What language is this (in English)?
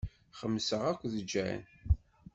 Kabyle